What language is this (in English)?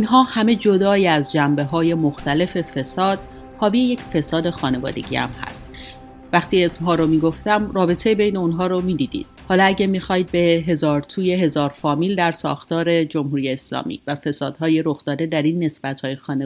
Persian